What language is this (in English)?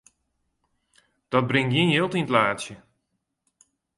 Western Frisian